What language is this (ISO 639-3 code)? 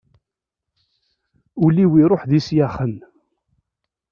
kab